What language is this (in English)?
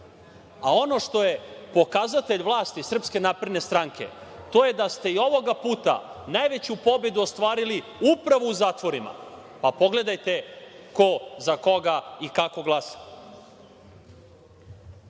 Serbian